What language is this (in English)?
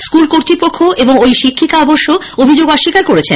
Bangla